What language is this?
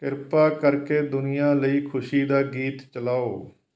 Punjabi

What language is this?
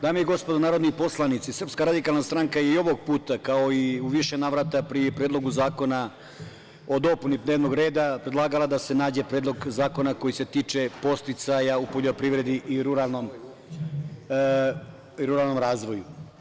Serbian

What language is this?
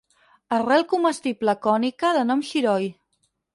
Catalan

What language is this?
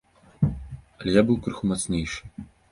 Belarusian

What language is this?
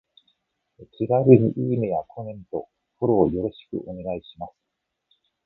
Japanese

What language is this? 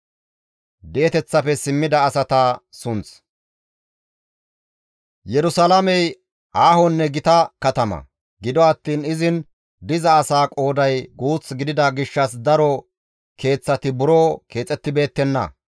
Gamo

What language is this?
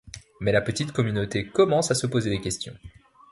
French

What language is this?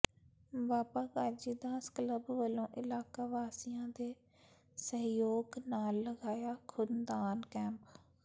Punjabi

